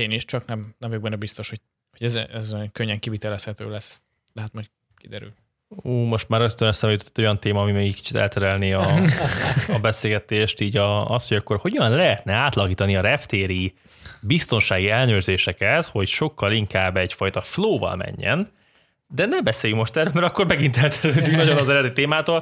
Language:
Hungarian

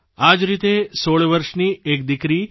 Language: Gujarati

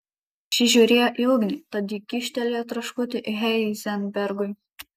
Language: Lithuanian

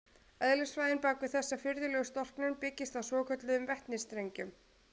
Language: Icelandic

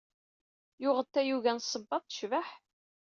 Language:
Kabyle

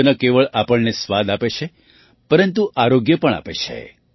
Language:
Gujarati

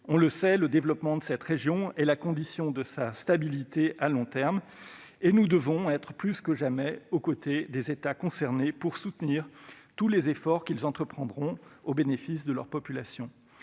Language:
French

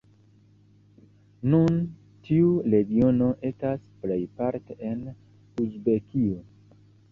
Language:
Esperanto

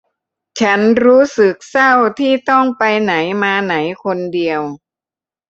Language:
Thai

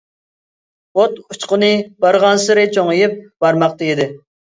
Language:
Uyghur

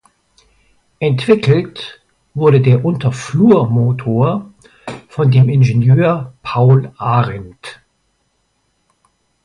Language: German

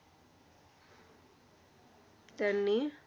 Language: Marathi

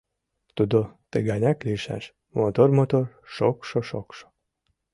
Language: Mari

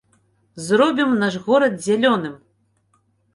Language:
Belarusian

